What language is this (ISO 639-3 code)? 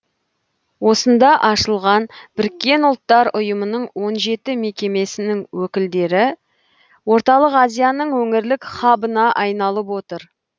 kaz